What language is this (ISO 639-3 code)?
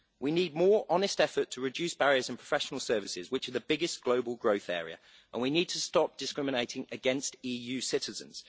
eng